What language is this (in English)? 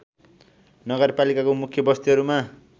Nepali